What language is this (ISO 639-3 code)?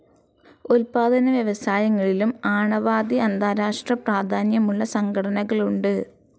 mal